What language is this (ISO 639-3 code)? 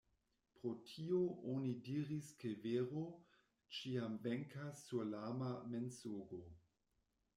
epo